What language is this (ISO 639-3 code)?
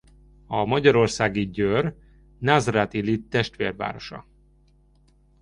hun